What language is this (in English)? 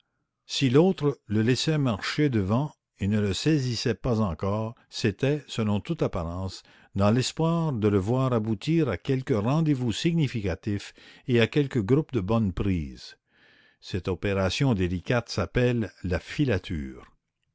French